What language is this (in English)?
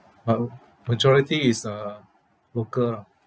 English